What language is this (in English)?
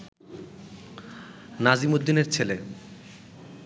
Bangla